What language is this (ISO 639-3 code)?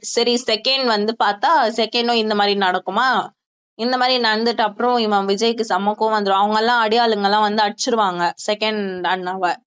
tam